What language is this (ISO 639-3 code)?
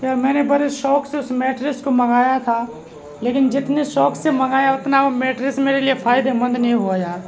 urd